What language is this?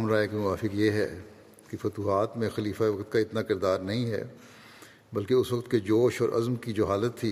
Urdu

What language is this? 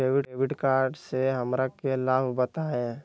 Magahi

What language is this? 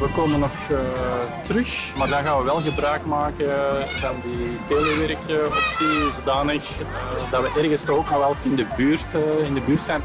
Dutch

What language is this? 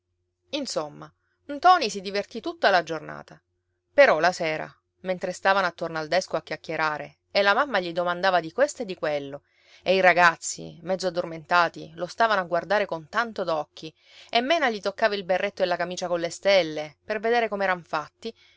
Italian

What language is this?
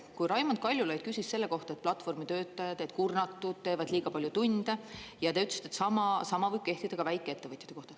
Estonian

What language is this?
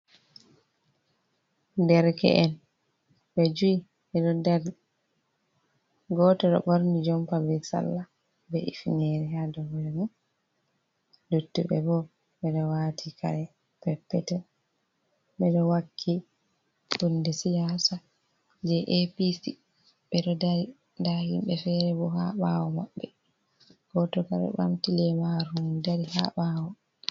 Fula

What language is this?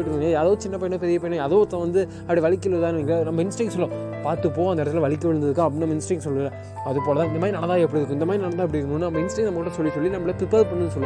Tamil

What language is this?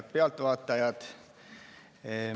Estonian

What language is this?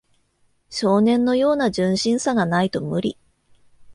Japanese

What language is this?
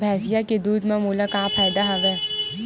Chhattisgarhi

